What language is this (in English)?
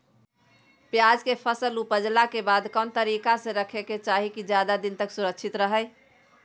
Magahi